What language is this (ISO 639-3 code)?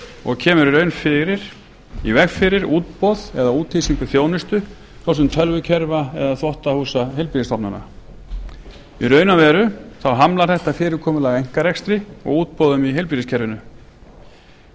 isl